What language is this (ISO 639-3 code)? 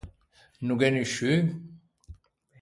lij